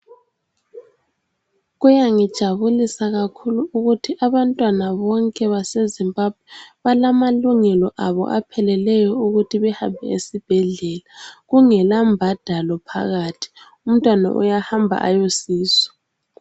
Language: North Ndebele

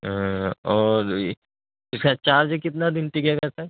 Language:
Urdu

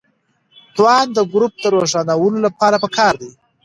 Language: Pashto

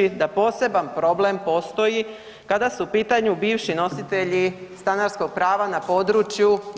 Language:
Croatian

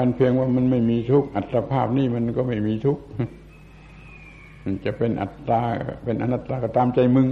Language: Thai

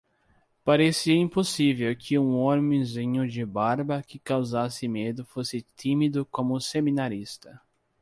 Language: Portuguese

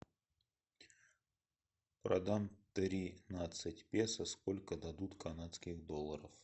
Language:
Russian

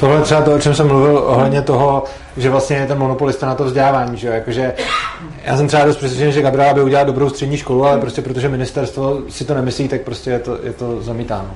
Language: Czech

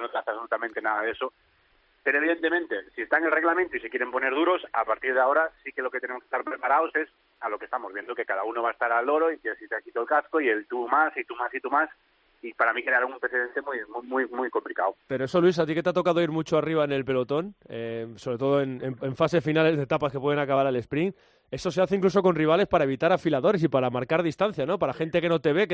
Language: Spanish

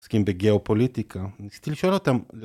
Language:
Hebrew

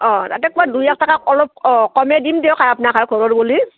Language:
Assamese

